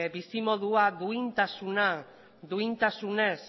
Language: Basque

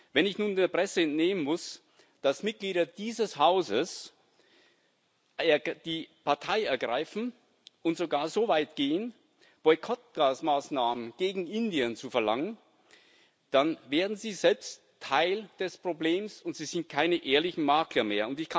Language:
German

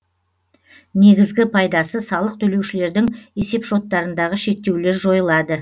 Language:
Kazakh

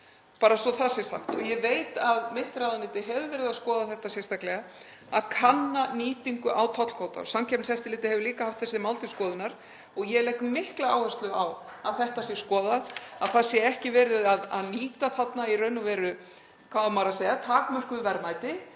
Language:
Icelandic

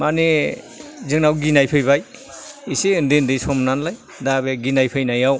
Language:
Bodo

